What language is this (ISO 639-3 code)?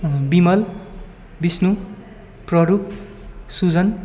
nep